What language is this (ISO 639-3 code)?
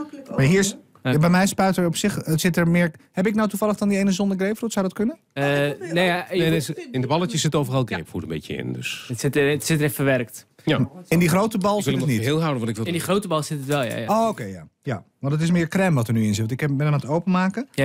nld